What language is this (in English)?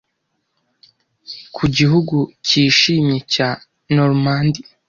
Kinyarwanda